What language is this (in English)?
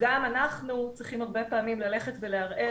Hebrew